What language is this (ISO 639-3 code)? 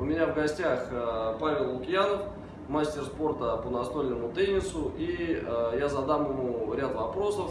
rus